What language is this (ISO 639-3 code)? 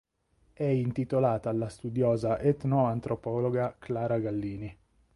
ita